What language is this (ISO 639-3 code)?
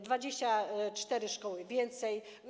pol